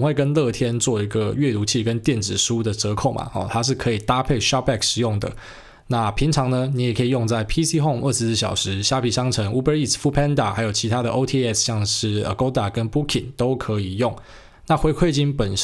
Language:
Chinese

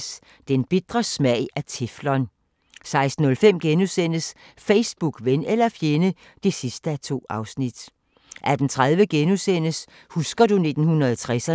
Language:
Danish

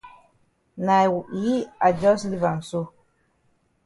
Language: Cameroon Pidgin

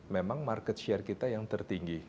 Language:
Indonesian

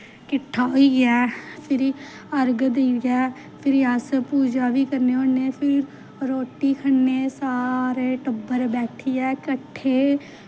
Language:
Dogri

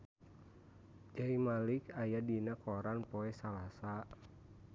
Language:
Sundanese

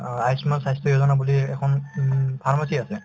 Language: Assamese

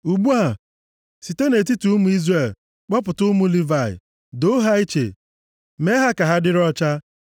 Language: Igbo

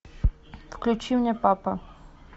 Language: Russian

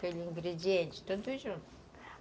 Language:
Portuguese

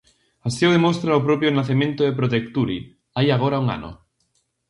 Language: Galician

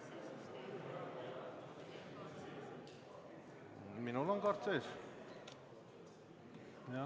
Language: Estonian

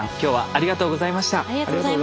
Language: Japanese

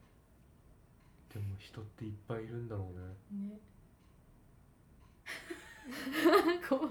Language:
Japanese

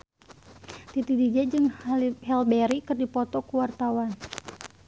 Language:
Sundanese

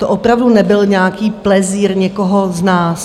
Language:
Czech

